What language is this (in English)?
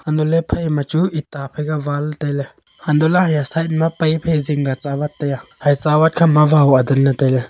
Wancho Naga